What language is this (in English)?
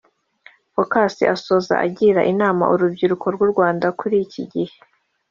Kinyarwanda